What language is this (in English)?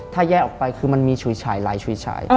Thai